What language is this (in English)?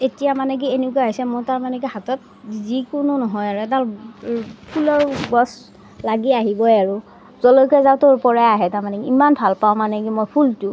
Assamese